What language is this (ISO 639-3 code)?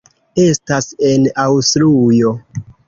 epo